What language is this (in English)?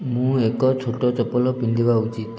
Odia